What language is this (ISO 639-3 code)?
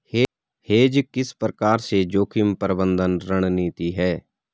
hin